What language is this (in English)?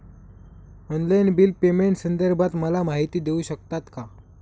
Marathi